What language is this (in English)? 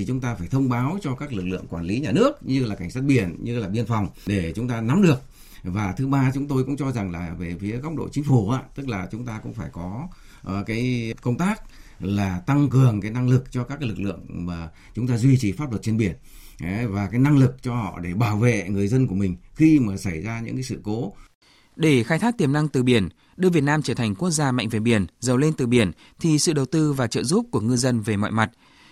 Vietnamese